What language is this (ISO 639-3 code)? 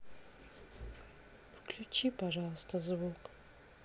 rus